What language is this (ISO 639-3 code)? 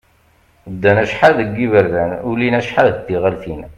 kab